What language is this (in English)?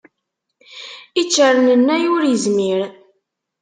Kabyle